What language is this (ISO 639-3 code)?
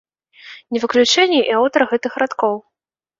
bel